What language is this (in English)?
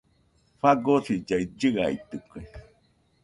Nüpode Huitoto